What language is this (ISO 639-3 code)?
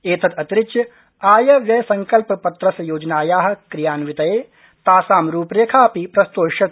san